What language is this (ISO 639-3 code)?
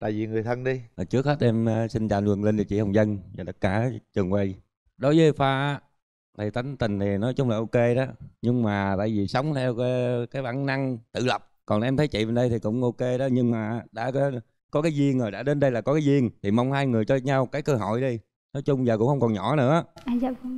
vie